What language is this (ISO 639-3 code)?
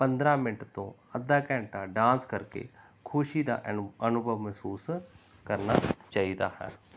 pan